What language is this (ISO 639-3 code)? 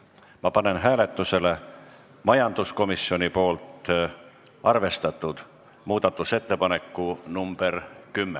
est